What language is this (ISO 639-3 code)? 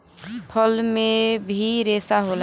bho